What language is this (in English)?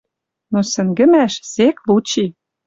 Western Mari